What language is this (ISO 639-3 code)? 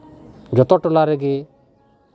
sat